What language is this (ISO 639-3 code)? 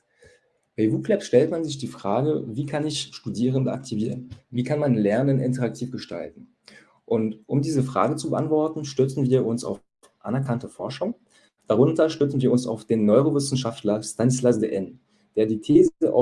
deu